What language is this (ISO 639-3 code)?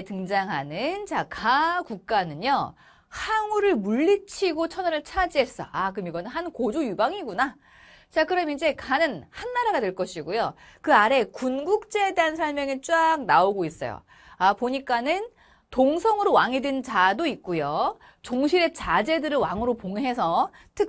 kor